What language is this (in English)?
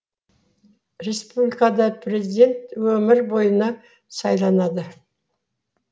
Kazakh